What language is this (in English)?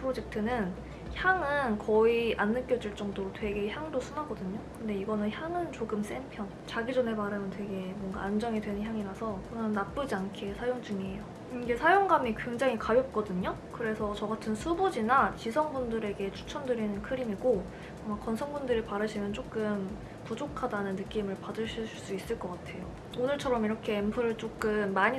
Korean